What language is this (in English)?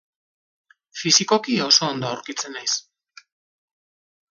Basque